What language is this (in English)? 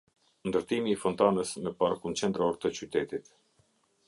Albanian